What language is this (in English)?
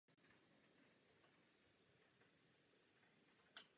Czech